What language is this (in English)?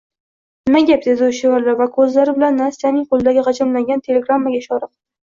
Uzbek